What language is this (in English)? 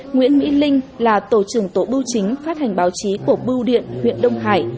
Vietnamese